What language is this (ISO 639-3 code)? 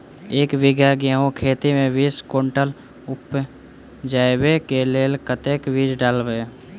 mai